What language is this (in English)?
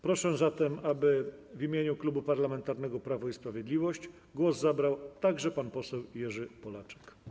Polish